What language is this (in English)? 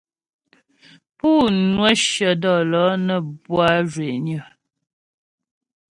Ghomala